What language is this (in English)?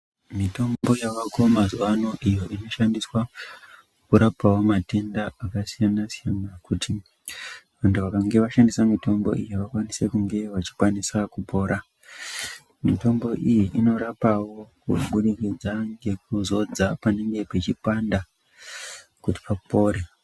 Ndau